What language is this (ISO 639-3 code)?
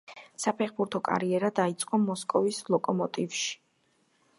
kat